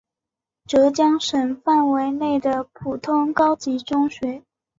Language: Chinese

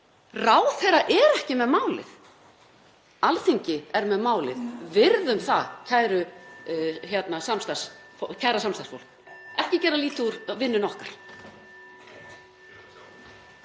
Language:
Icelandic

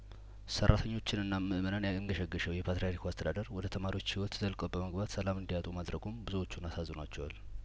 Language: Amharic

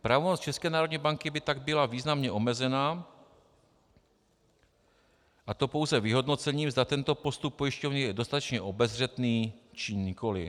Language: Czech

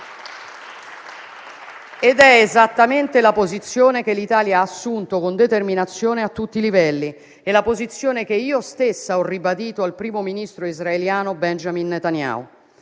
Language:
Italian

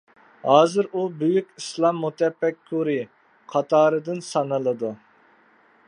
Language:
Uyghur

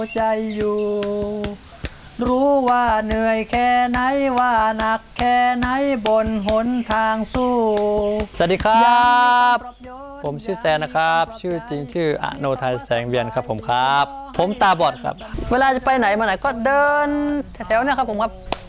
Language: Thai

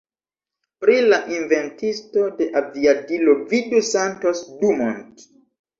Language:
Esperanto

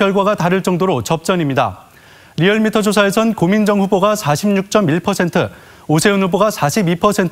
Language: Korean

